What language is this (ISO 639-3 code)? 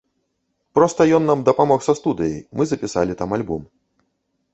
bel